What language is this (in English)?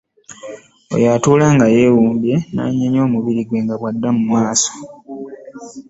Ganda